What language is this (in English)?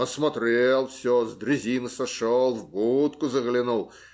Russian